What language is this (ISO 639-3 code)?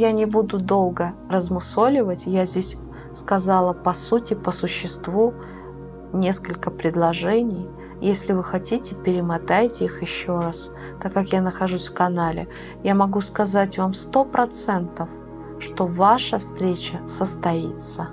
rus